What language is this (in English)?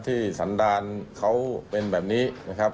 Thai